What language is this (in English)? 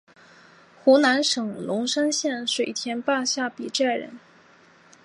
Chinese